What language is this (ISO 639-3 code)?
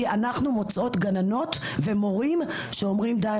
heb